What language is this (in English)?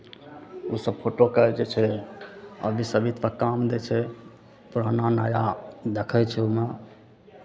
Maithili